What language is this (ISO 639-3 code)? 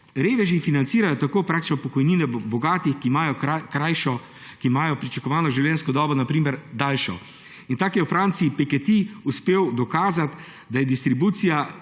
slv